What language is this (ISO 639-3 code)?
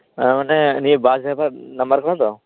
sat